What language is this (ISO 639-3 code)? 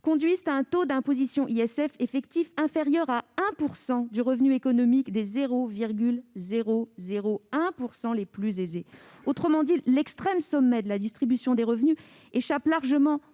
fra